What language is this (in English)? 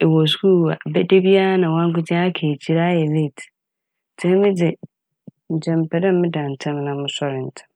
Akan